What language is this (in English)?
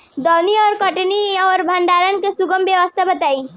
Bhojpuri